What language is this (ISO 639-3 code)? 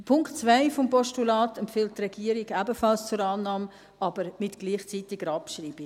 gsw